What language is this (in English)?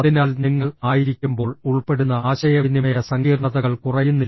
Malayalam